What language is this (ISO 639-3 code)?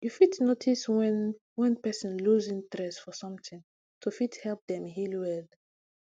pcm